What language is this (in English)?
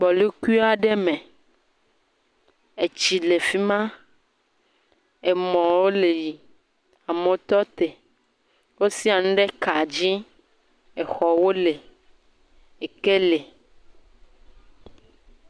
Ewe